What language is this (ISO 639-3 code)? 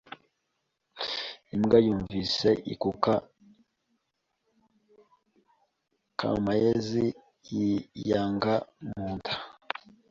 kin